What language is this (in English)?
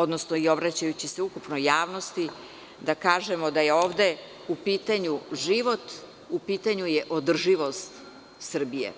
Serbian